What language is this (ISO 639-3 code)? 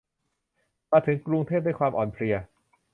tha